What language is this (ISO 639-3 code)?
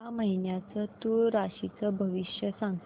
mar